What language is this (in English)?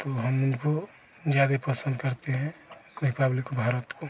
Hindi